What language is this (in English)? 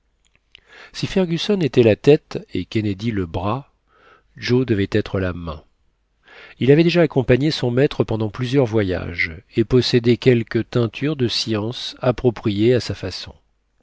French